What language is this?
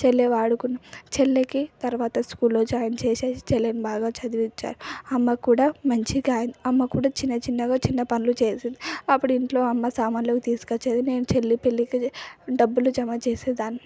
Telugu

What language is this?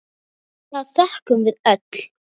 Icelandic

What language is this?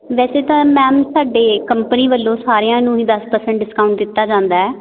Punjabi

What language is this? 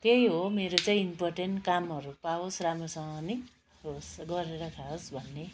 Nepali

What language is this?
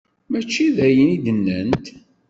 Kabyle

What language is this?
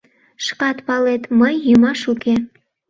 Mari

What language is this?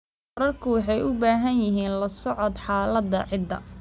Somali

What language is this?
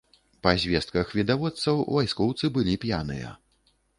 Belarusian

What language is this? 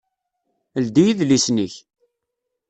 Kabyle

